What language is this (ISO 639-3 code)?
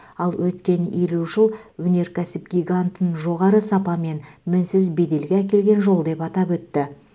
kaz